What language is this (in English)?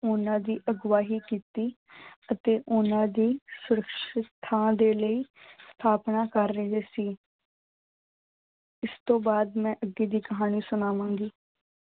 Punjabi